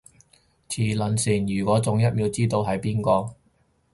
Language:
Cantonese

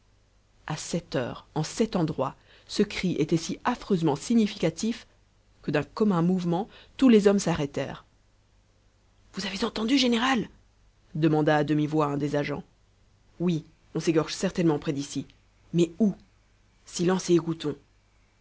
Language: French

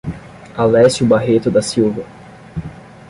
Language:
Portuguese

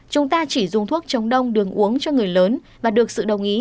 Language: Vietnamese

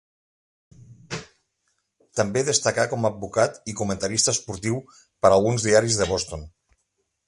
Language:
Catalan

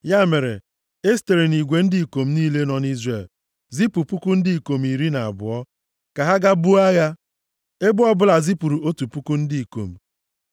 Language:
Igbo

